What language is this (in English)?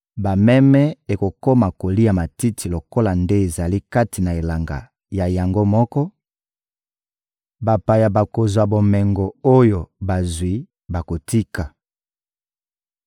Lingala